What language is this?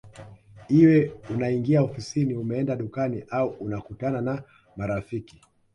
Swahili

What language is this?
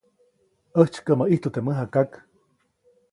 Copainalá Zoque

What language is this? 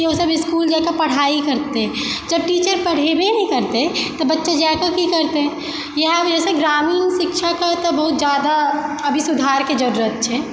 Maithili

